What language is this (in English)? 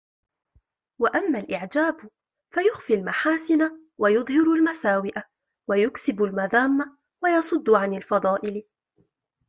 Arabic